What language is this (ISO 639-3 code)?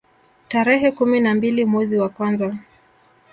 swa